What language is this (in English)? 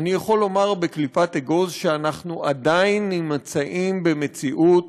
Hebrew